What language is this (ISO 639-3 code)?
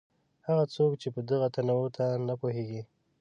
pus